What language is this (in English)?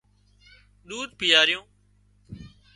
Wadiyara Koli